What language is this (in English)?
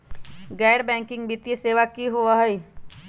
Magahi